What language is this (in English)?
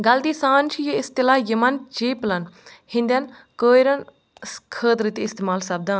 Kashmiri